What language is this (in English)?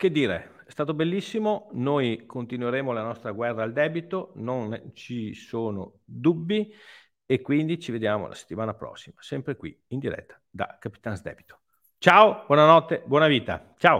Italian